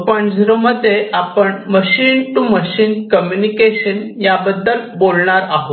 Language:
Marathi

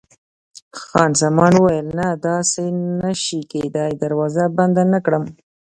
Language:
Pashto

